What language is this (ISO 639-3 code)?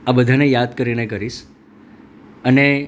guj